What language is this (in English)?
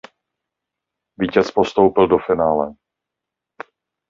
Czech